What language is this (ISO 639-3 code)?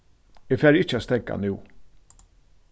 fao